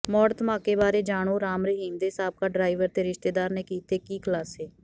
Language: Punjabi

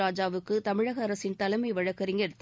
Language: Tamil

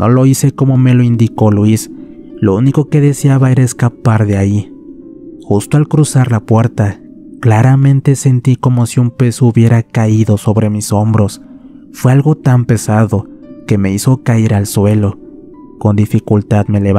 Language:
Spanish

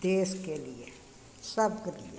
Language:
Maithili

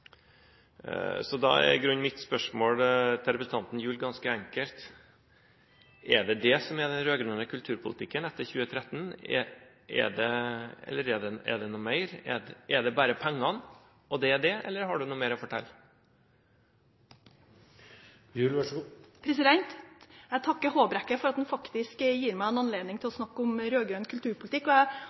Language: Norwegian Bokmål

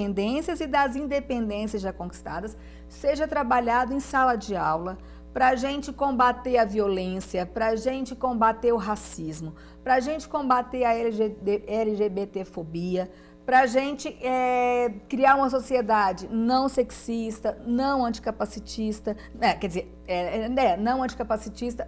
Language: Portuguese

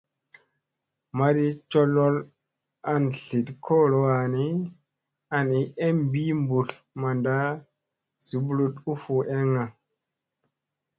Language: Musey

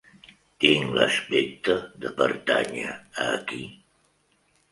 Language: Catalan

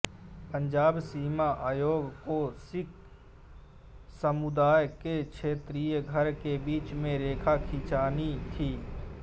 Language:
Hindi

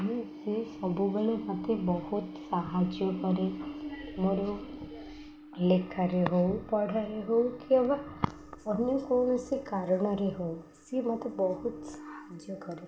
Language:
Odia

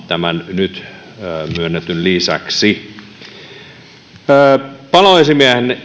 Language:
Finnish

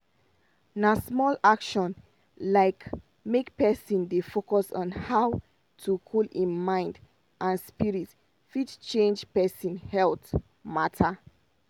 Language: Nigerian Pidgin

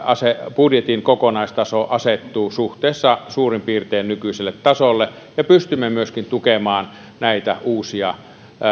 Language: Finnish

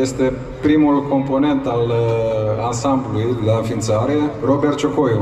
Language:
Romanian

